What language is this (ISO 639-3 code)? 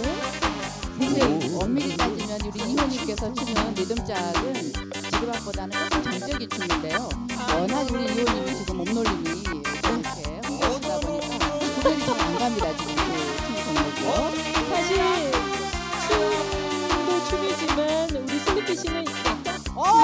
kor